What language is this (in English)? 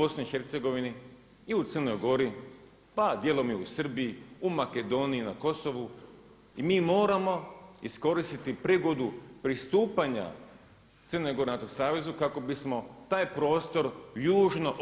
Croatian